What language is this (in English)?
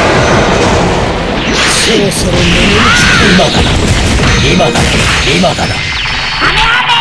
Japanese